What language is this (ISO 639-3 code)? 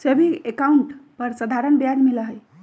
mag